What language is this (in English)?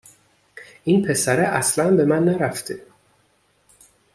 Persian